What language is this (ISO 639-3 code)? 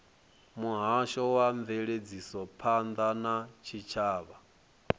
ven